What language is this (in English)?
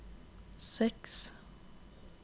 Norwegian